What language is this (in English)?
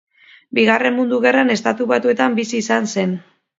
Basque